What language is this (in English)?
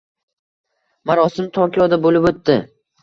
Uzbek